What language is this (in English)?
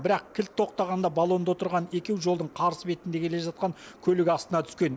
Kazakh